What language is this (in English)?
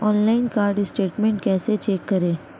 Hindi